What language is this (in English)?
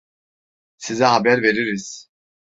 Turkish